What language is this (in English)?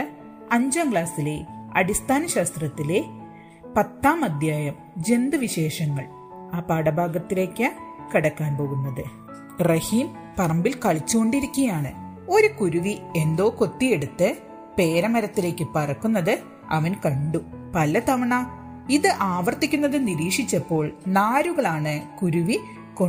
Malayalam